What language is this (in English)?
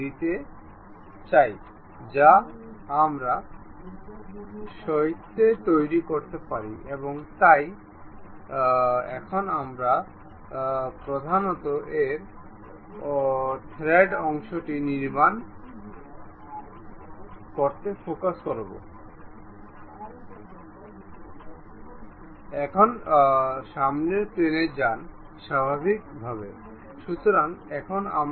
Bangla